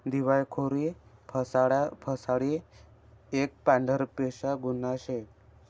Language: Marathi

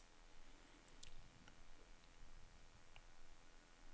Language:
Danish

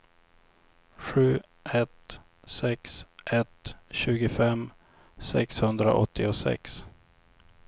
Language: Swedish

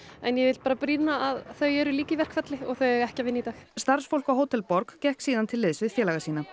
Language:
Icelandic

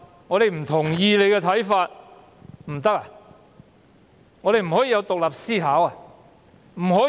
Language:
Cantonese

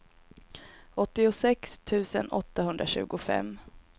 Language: Swedish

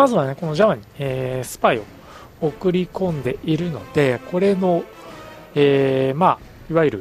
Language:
Japanese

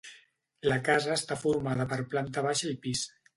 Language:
Catalan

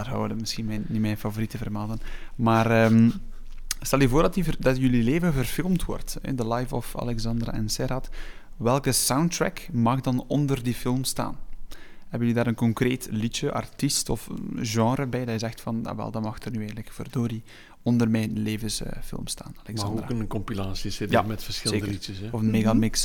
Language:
Dutch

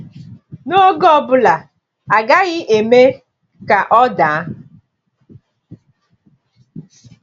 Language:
Igbo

